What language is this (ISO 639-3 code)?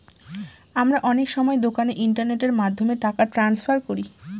ben